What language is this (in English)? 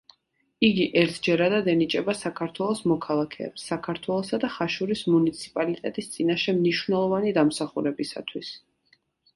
Georgian